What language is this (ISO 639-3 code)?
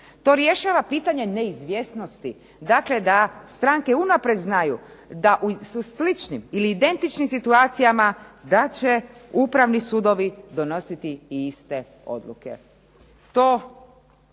hrv